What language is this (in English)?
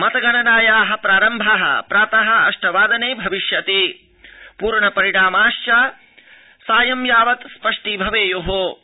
Sanskrit